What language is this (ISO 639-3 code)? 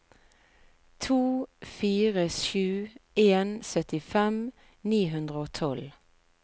nor